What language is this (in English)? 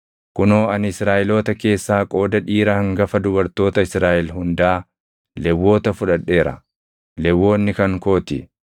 Oromo